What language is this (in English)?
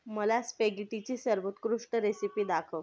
Marathi